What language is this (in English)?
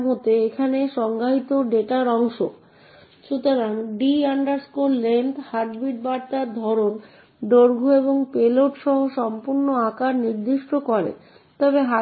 Bangla